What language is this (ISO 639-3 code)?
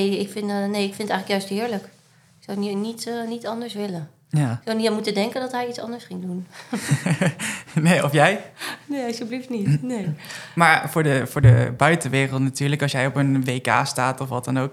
nld